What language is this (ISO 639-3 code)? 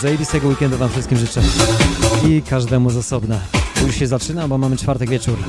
pol